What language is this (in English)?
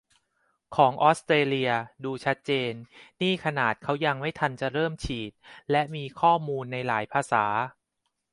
Thai